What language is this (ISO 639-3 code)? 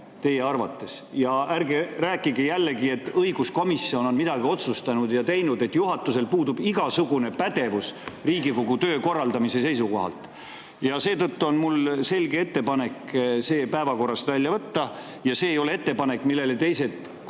est